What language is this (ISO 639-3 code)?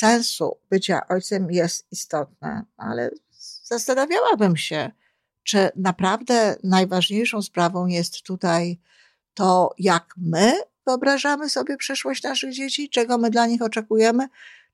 pol